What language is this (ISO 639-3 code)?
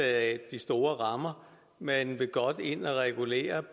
dan